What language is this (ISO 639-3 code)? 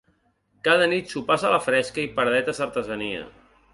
cat